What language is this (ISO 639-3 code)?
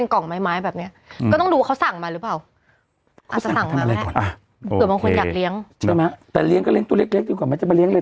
tha